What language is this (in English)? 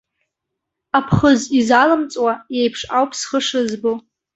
Abkhazian